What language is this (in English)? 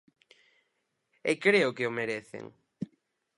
Galician